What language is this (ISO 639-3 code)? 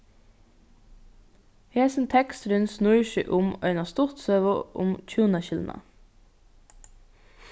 fao